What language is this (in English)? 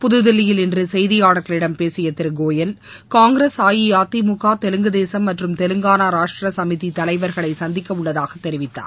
Tamil